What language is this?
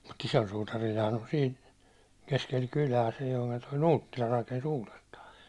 Finnish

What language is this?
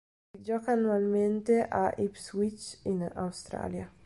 Italian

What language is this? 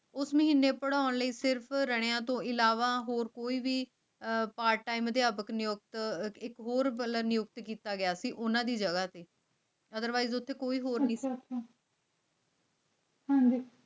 Punjabi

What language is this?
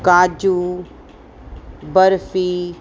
Sindhi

